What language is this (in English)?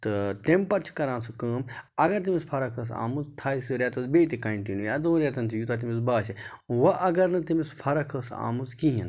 Kashmiri